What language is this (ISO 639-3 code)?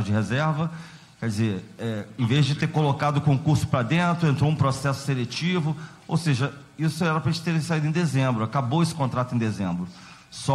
por